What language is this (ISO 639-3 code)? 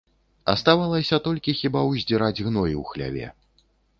bel